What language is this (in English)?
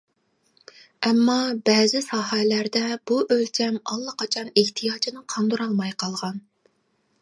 Uyghur